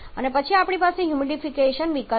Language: Gujarati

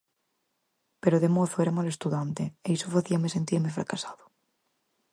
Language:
Galician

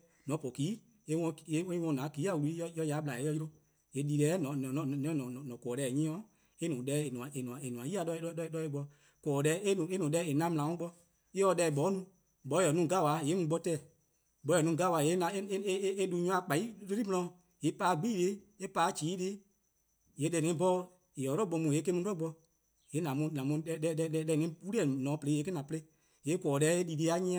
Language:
Eastern Krahn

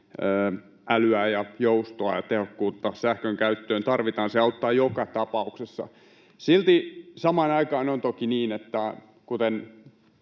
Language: Finnish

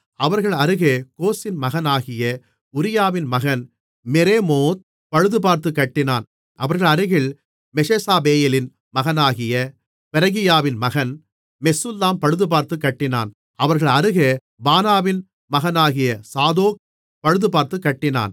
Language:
Tamil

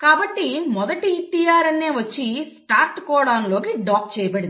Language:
Telugu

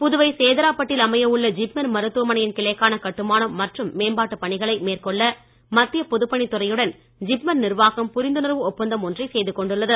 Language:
Tamil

